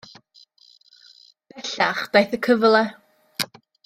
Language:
Welsh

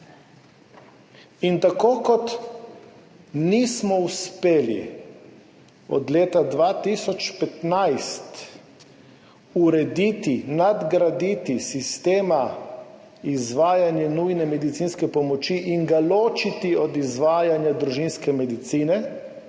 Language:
Slovenian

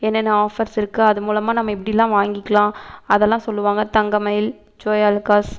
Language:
Tamil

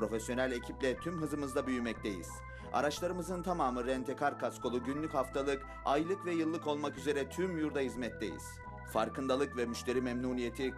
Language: Turkish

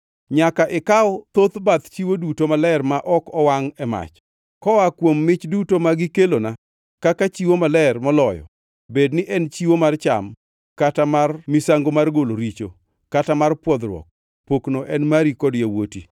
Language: Luo (Kenya and Tanzania)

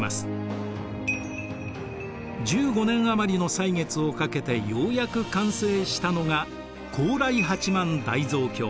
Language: Japanese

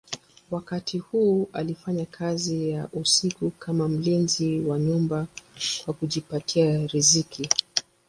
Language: Swahili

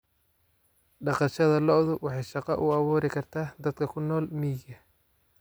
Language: Somali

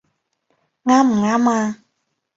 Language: Cantonese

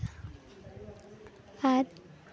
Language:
Santali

